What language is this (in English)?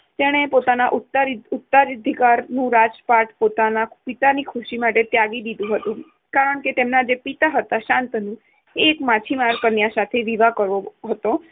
Gujarati